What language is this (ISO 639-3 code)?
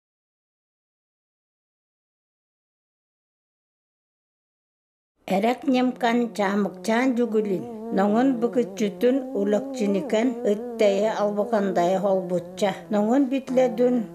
fra